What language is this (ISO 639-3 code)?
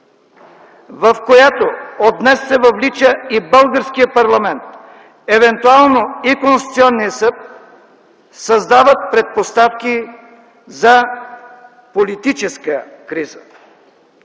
bul